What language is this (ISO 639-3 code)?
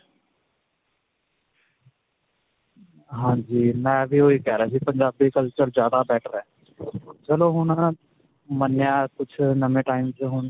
pan